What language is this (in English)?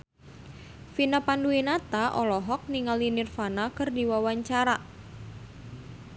Sundanese